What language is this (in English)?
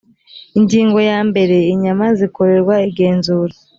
Kinyarwanda